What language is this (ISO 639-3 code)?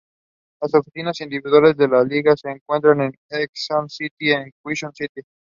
eng